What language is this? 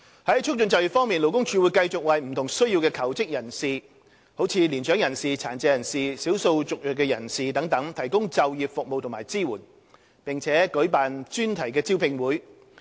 Cantonese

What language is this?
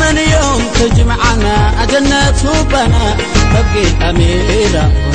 Arabic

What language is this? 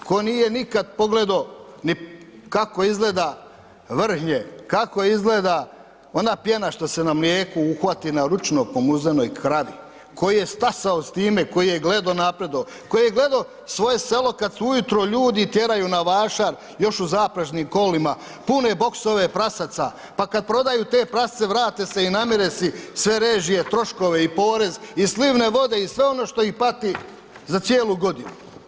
Croatian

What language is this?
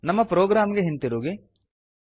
Kannada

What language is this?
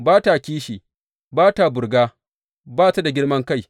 Hausa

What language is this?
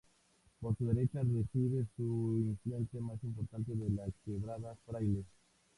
Spanish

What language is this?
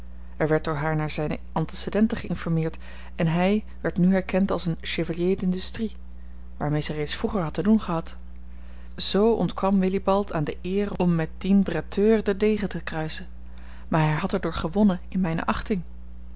Dutch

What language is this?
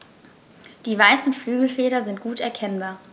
German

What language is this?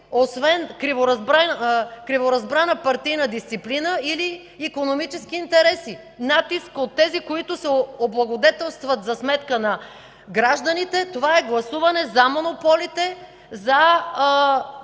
Bulgarian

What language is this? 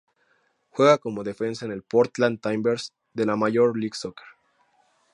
Spanish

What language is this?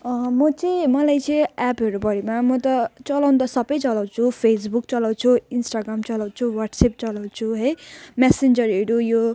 Nepali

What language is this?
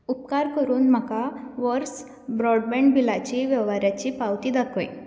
Konkani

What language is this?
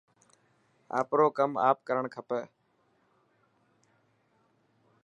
Dhatki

